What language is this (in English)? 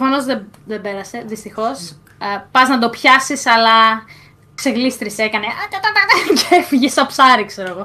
Greek